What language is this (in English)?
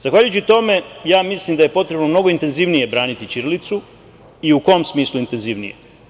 Serbian